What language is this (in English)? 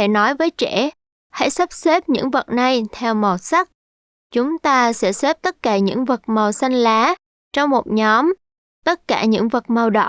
Vietnamese